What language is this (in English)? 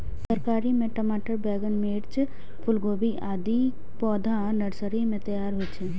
Maithili